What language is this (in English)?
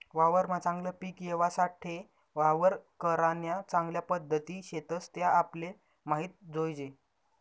Marathi